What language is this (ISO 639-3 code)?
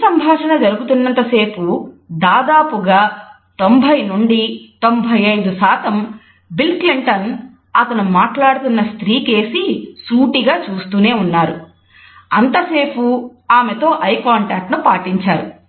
tel